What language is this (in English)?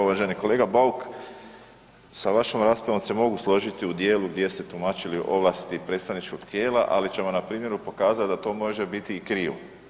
Croatian